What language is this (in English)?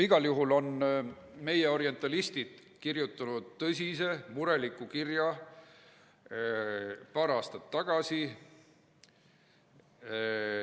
Estonian